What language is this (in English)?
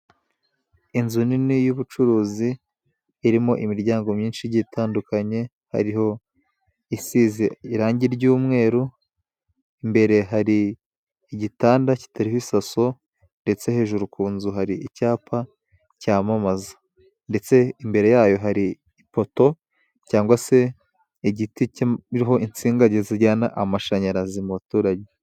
Kinyarwanda